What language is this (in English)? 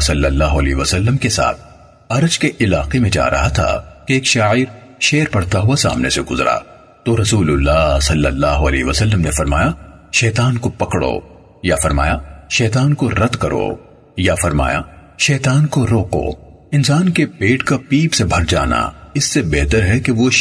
Urdu